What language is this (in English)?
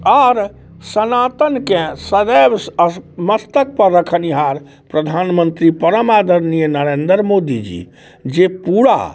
Maithili